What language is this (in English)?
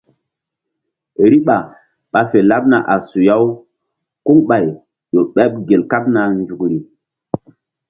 Mbum